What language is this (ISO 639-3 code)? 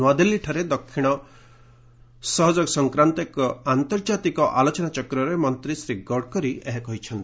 ori